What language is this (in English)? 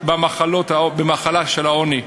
Hebrew